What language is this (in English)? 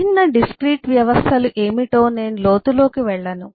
Telugu